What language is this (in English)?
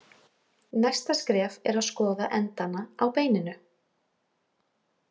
Icelandic